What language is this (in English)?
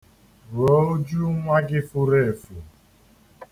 Igbo